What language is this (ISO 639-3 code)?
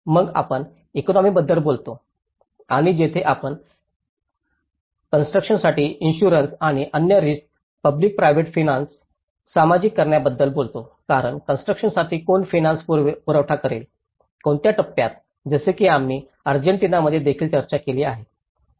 mar